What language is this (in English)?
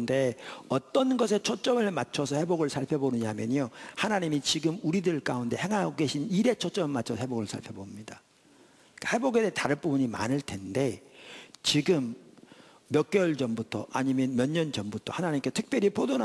Korean